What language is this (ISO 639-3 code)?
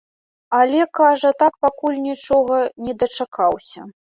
bel